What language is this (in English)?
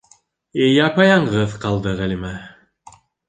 Bashkir